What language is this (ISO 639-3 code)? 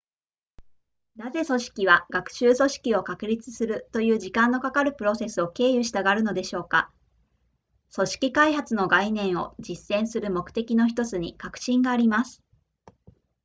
jpn